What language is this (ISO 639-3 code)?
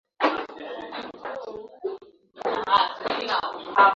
swa